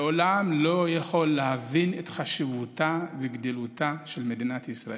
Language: Hebrew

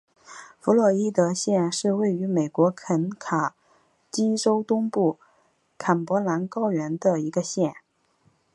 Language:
Chinese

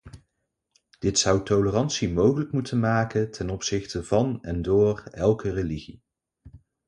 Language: Dutch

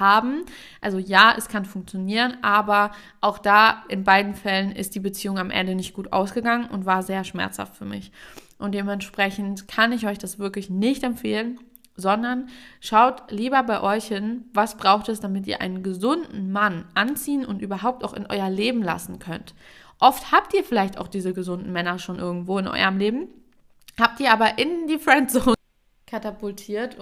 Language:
German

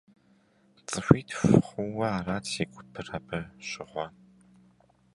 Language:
Kabardian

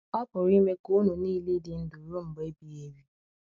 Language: Igbo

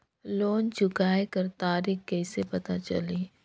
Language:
Chhattisgarhi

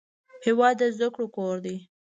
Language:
Pashto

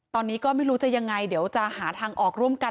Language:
Thai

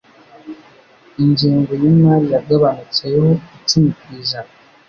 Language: Kinyarwanda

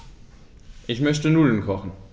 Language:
German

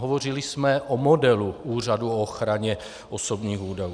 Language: Czech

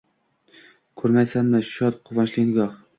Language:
Uzbek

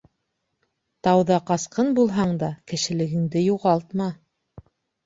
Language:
Bashkir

